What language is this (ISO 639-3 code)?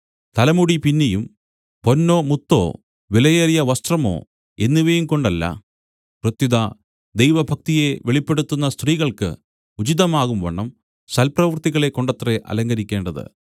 mal